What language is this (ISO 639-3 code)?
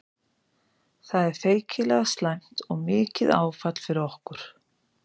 isl